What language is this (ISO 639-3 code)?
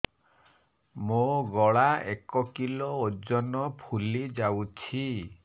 ori